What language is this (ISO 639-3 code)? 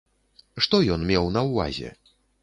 bel